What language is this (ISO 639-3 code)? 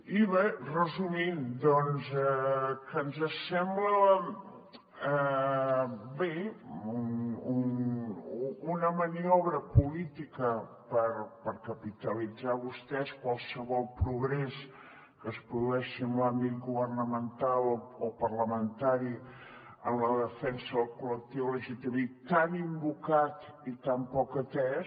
cat